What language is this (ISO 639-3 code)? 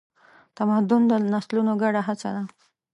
pus